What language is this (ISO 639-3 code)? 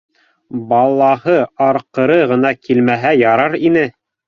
bak